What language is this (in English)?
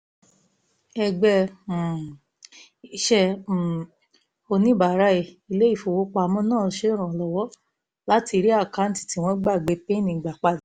Yoruba